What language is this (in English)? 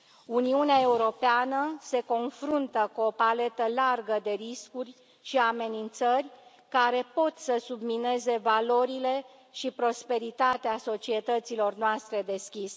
Romanian